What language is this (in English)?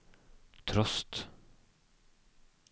Norwegian